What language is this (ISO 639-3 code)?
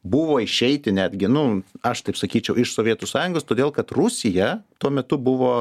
lit